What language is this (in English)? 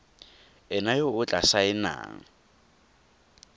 Tswana